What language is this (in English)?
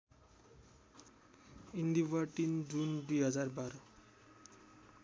Nepali